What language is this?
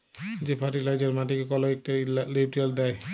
Bangla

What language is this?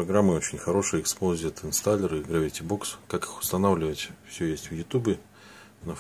Russian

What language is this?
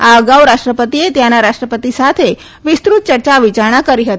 Gujarati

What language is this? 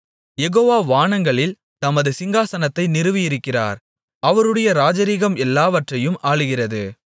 Tamil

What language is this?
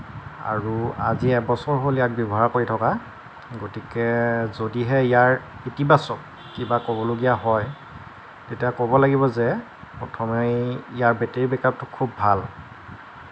Assamese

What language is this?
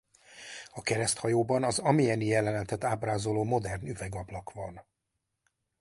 Hungarian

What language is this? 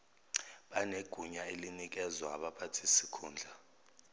Zulu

